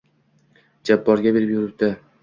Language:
Uzbek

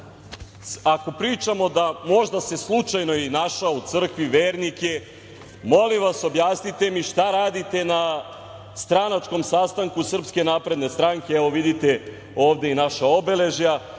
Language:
Serbian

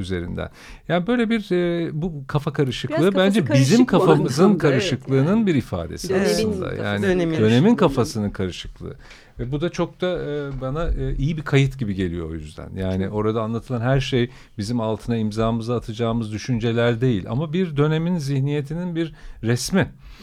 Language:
Turkish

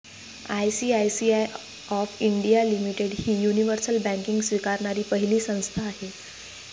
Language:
Marathi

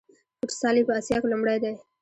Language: Pashto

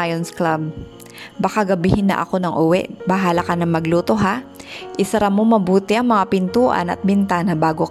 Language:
Filipino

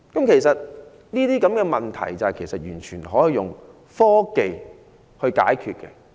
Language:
Cantonese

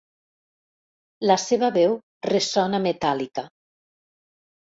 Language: Catalan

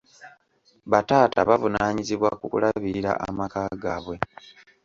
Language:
Ganda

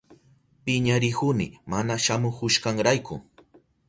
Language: Southern Pastaza Quechua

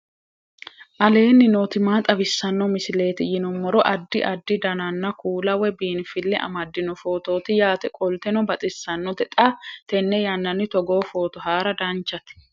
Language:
Sidamo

